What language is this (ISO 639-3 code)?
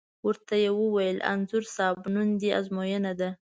pus